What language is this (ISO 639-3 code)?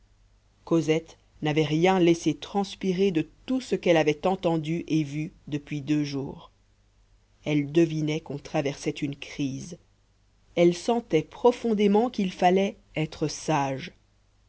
fra